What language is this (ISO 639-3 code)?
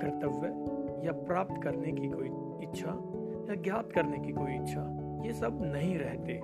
hin